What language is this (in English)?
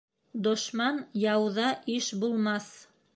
Bashkir